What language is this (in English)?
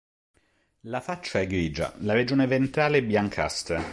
Italian